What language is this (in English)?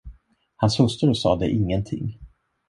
Swedish